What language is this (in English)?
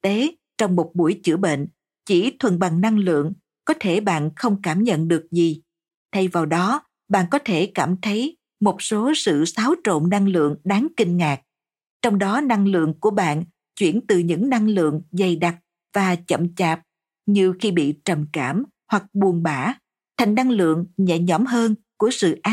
Vietnamese